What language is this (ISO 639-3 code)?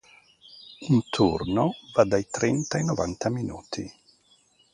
ita